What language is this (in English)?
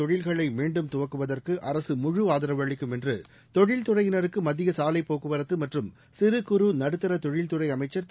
Tamil